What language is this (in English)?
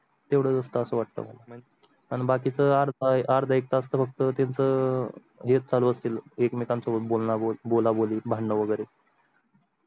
Marathi